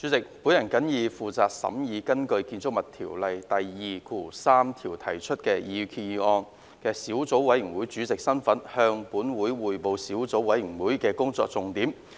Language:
Cantonese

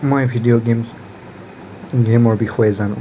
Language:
Assamese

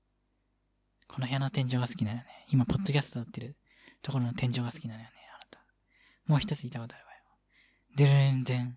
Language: Japanese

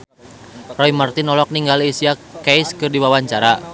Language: Sundanese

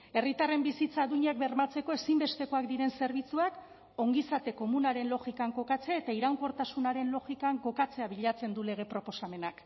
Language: Basque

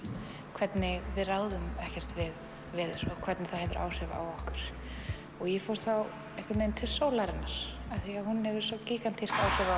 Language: Icelandic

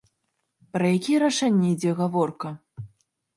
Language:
Belarusian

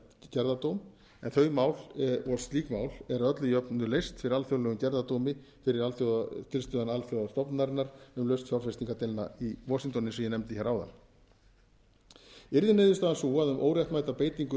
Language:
Icelandic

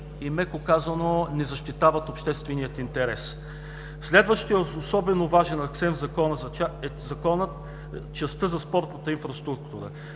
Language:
Bulgarian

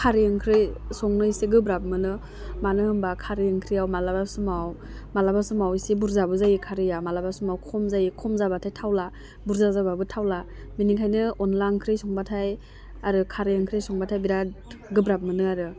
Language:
Bodo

